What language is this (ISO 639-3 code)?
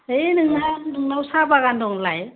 brx